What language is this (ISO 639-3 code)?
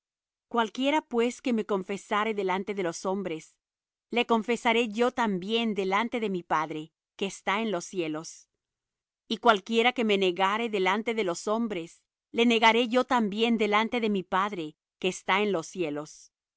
spa